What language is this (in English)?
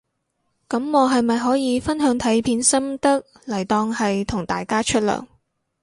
Cantonese